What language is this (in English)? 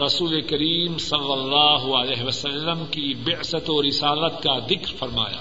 Urdu